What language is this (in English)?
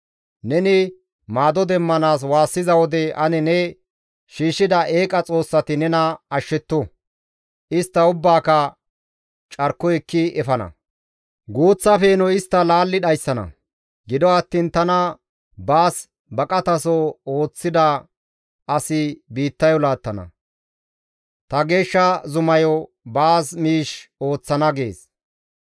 Gamo